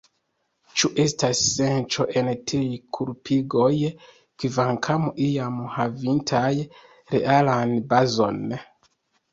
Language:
Esperanto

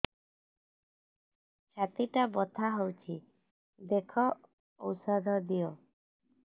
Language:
Odia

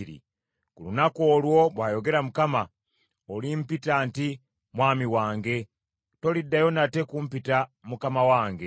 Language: Ganda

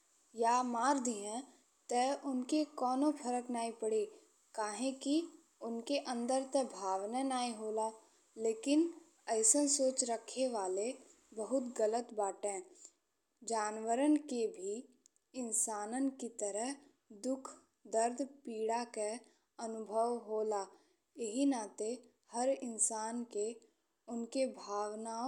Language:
Bhojpuri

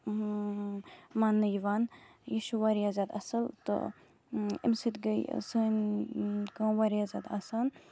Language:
Kashmiri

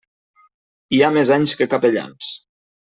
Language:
Catalan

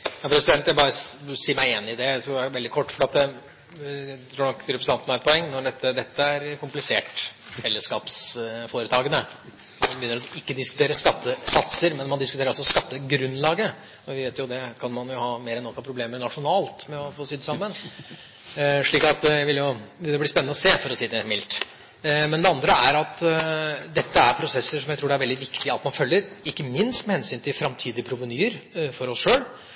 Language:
Norwegian Bokmål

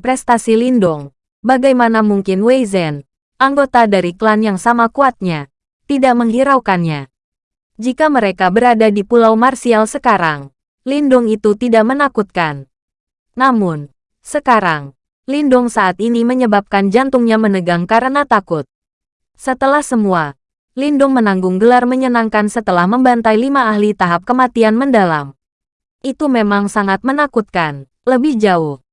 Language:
Indonesian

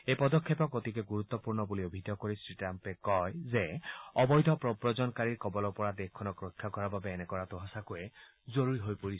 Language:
Assamese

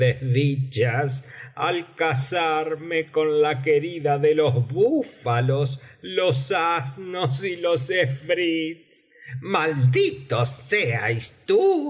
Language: Spanish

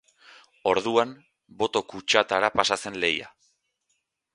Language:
Basque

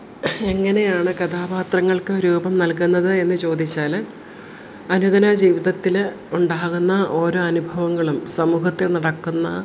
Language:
Malayalam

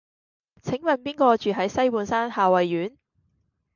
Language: Cantonese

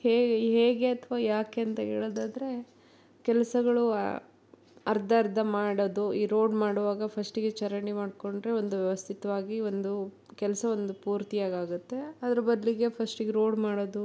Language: Kannada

